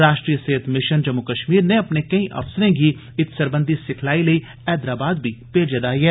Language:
Dogri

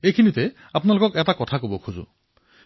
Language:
Assamese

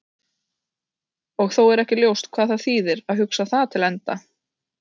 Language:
Icelandic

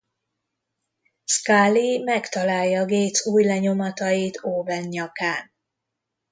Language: Hungarian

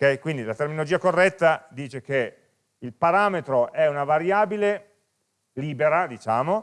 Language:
Italian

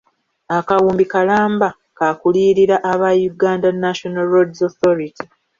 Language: Ganda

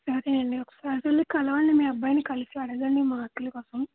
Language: Telugu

